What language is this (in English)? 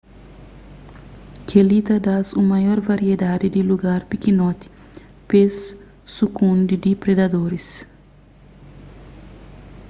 Kabuverdianu